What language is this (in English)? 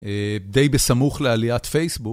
Hebrew